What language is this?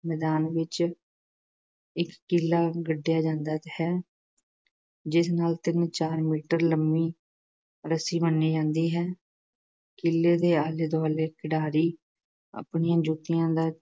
Punjabi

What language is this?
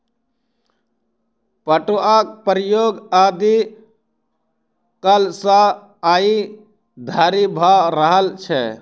Maithili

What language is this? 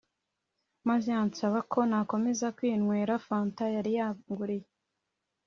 Kinyarwanda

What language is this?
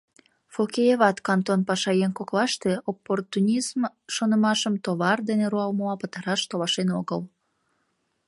Mari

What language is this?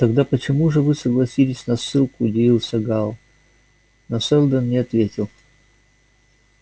Russian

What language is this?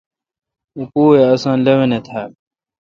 Kalkoti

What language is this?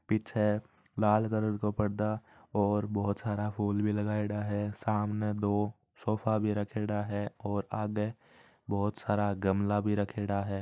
Marwari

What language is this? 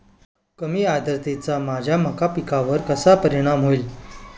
Marathi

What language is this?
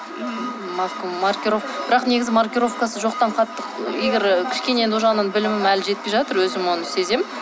Kazakh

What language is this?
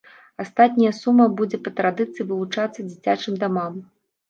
Belarusian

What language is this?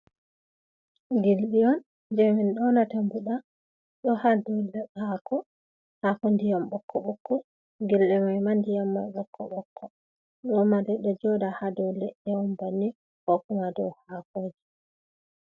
Fula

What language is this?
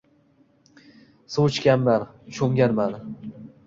Uzbek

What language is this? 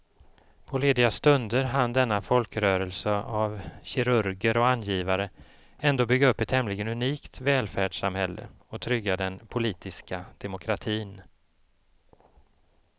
Swedish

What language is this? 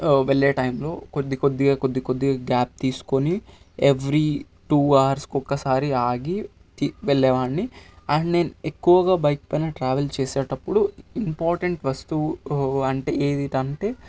Telugu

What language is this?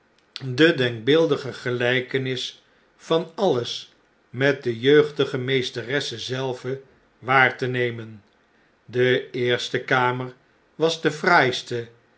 Dutch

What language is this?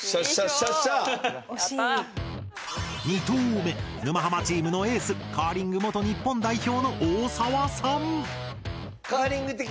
Japanese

